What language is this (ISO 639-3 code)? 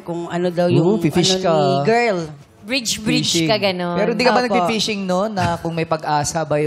fil